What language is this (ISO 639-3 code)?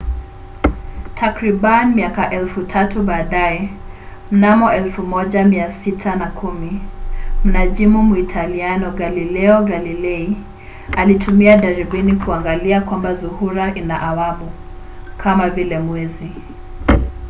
swa